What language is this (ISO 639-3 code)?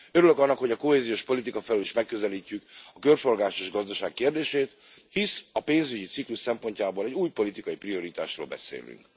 hun